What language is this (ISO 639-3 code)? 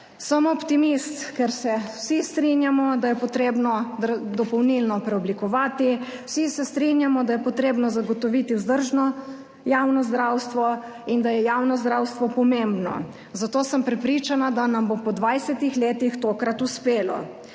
slv